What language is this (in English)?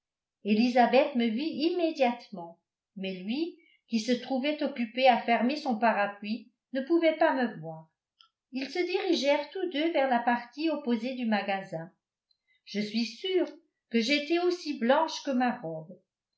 French